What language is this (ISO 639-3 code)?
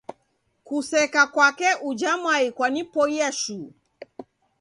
dav